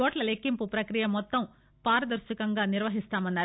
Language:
Telugu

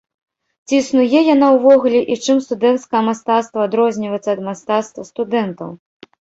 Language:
Belarusian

